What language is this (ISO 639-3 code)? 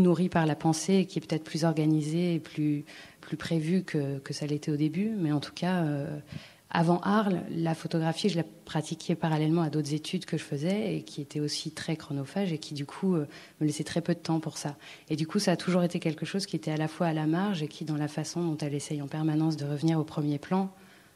fra